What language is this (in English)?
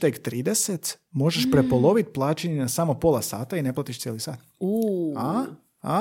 Croatian